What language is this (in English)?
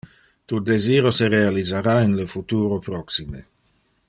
Interlingua